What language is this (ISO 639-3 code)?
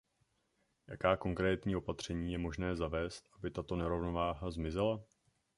ces